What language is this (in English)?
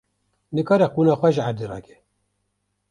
Kurdish